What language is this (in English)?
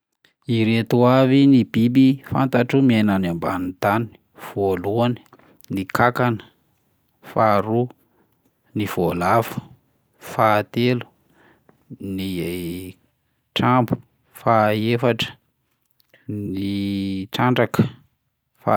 Malagasy